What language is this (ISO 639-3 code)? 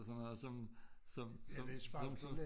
dan